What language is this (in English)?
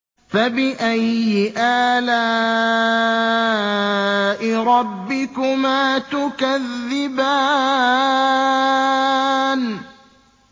Arabic